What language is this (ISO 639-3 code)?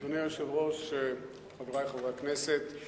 heb